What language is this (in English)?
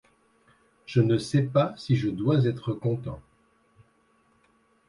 French